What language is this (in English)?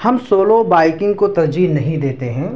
Urdu